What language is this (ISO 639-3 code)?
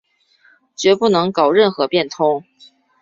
zho